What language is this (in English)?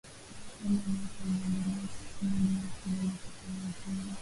Swahili